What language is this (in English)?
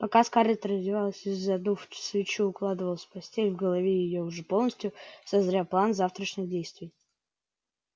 Russian